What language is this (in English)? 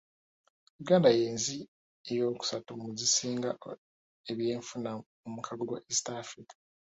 Ganda